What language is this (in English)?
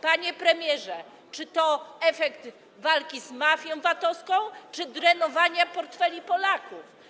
Polish